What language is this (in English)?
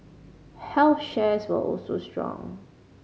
English